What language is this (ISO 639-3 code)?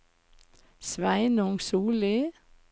nor